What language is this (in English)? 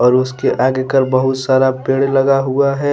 Hindi